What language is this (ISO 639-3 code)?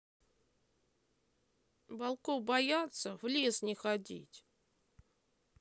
rus